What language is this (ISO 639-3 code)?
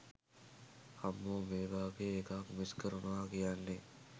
sin